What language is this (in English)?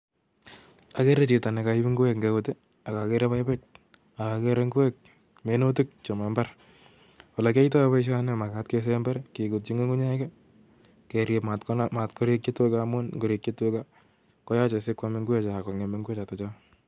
Kalenjin